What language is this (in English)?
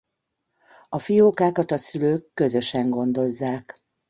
Hungarian